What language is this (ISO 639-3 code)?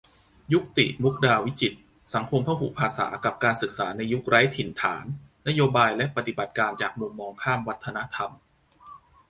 tha